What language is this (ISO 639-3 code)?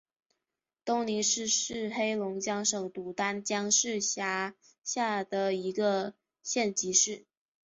zho